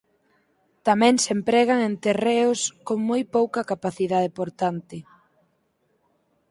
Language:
Galician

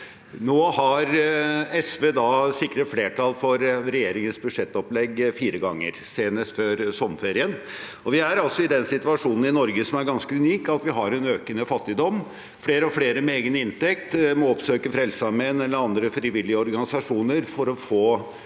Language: Norwegian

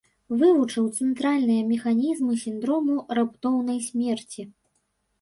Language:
Belarusian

